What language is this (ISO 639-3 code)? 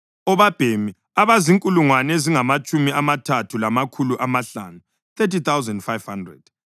nde